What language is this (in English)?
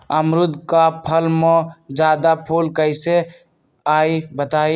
Magahi